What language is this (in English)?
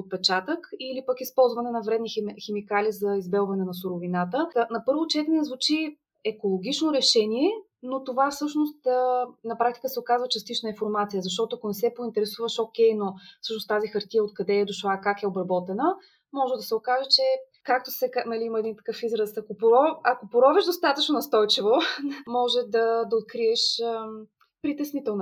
Bulgarian